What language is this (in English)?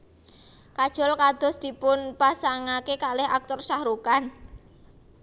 Javanese